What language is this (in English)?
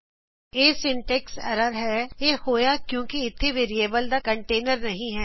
Punjabi